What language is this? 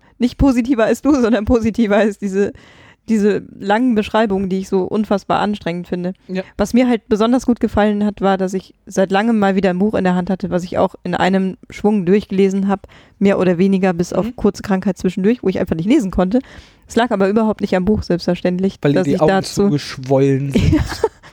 German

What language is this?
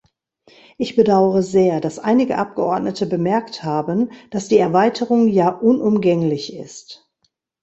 German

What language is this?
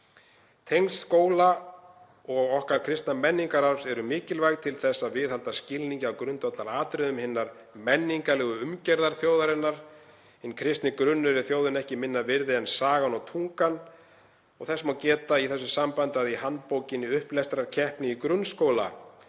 Icelandic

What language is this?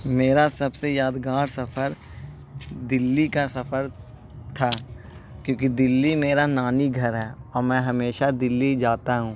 Urdu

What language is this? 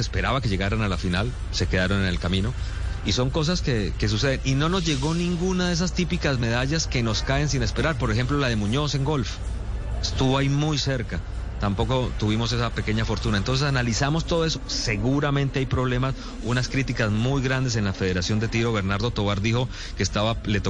Spanish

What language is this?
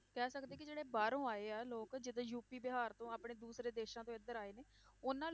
Punjabi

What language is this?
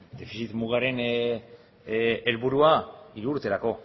Basque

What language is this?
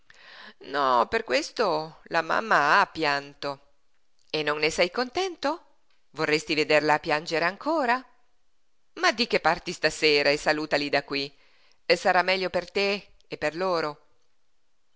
Italian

